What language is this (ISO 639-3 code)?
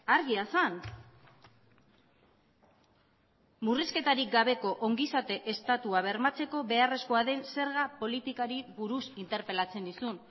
eus